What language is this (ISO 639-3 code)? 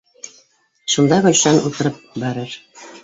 bak